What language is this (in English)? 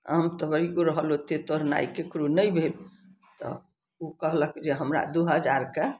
Maithili